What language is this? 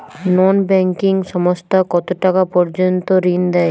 Bangla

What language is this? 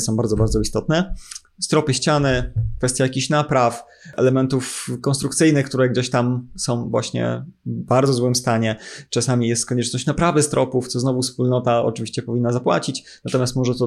Polish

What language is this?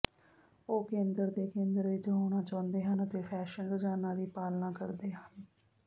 Punjabi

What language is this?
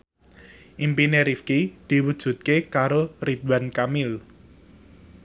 Javanese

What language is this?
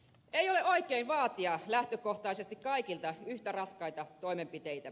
Finnish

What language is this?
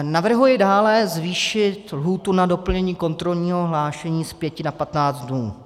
Czech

